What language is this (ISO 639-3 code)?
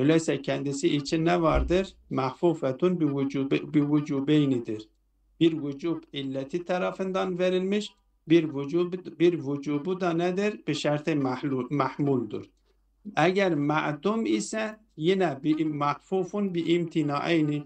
tur